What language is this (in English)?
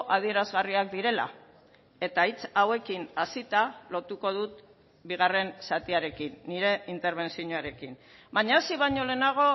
Basque